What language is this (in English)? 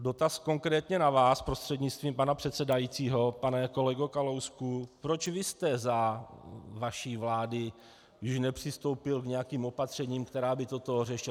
Czech